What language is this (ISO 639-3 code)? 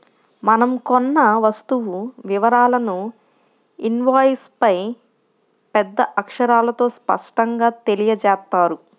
tel